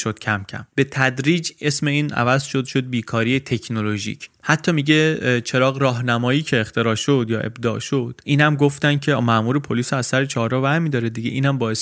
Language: Persian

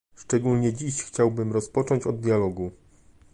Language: Polish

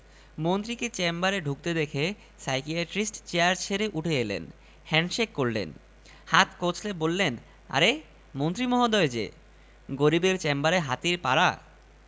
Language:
Bangla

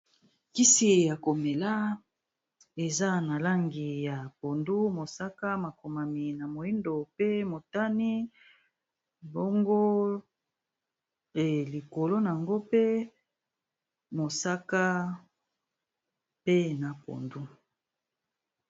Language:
Lingala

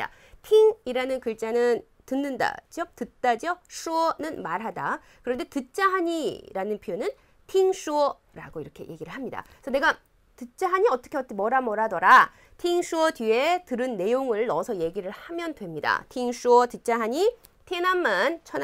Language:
Korean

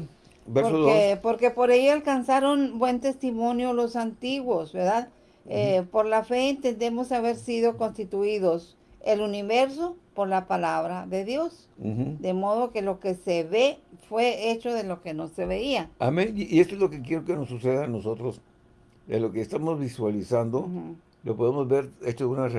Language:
Spanish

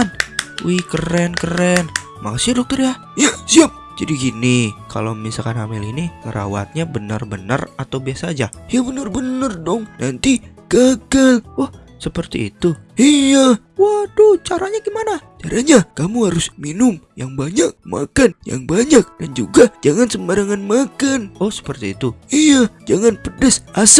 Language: Indonesian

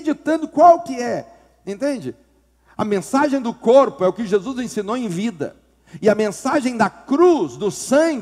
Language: Portuguese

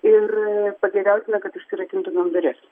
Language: Lithuanian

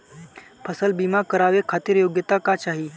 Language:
Bhojpuri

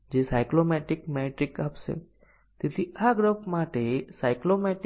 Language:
Gujarati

